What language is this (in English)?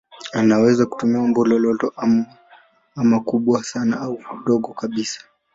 Swahili